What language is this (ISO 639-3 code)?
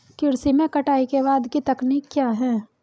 hin